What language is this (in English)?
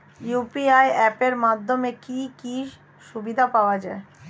Bangla